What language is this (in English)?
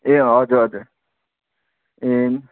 Nepali